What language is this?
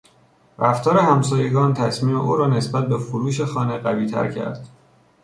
Persian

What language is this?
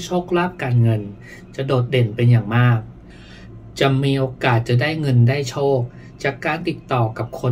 Thai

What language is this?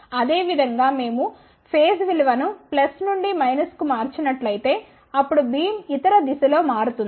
Telugu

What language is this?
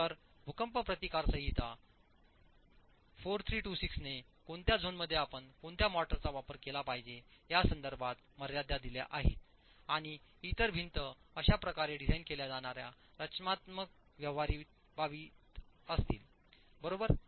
Marathi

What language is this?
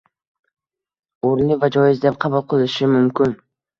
Uzbek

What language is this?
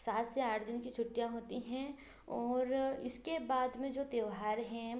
Hindi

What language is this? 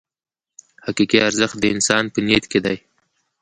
Pashto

